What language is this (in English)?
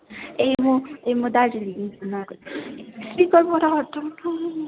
Nepali